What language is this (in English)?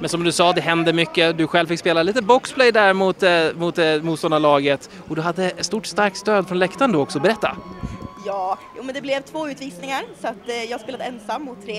Swedish